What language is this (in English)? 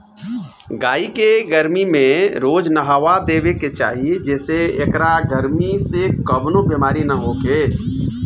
Bhojpuri